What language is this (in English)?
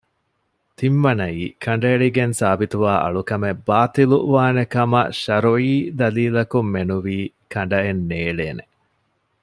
Divehi